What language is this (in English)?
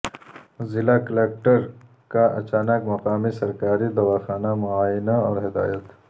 Urdu